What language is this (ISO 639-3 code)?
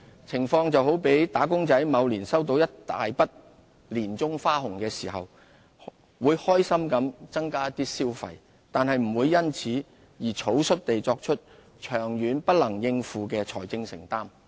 yue